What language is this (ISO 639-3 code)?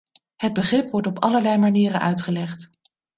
nld